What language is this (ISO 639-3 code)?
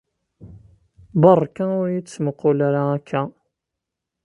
kab